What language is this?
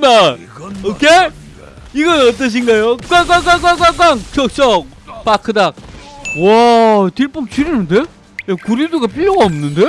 Korean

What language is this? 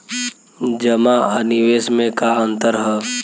Bhojpuri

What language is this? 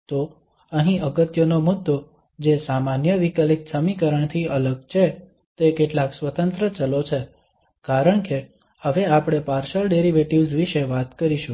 Gujarati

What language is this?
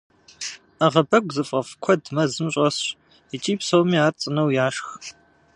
Kabardian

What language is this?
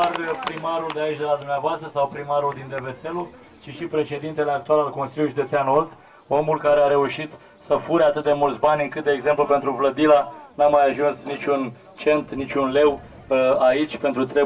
Romanian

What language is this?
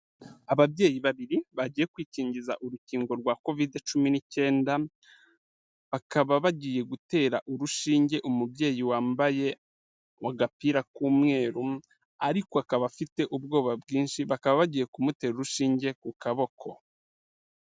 Kinyarwanda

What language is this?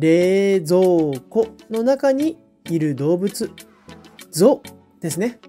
Japanese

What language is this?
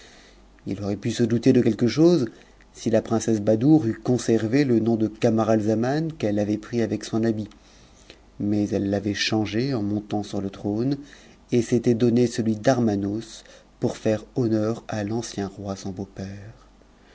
French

